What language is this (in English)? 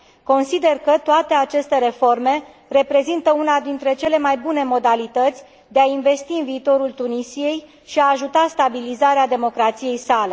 Romanian